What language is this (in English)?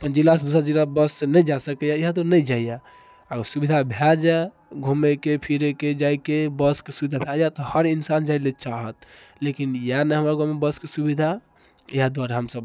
Maithili